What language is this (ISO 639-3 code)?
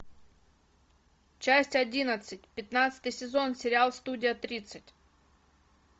rus